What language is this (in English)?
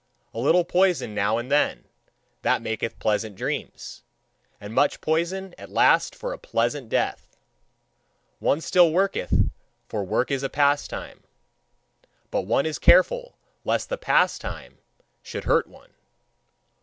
English